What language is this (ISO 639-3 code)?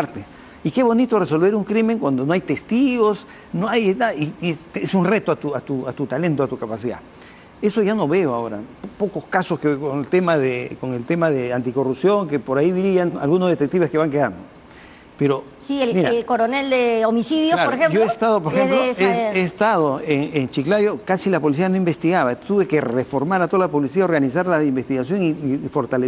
spa